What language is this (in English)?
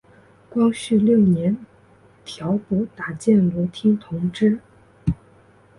Chinese